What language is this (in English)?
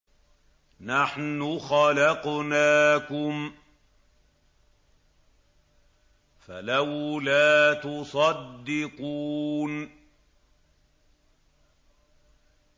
Arabic